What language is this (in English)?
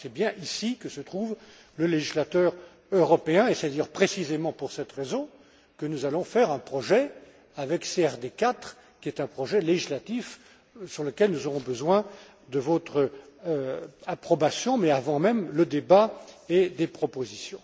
French